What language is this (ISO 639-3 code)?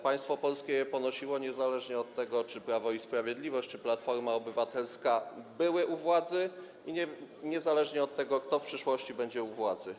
pol